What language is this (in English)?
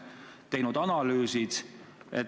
Estonian